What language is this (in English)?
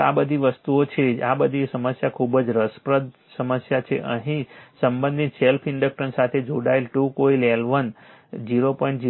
Gujarati